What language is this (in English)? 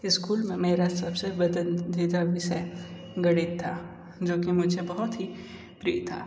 Hindi